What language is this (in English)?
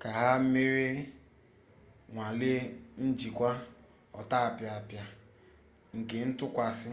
Igbo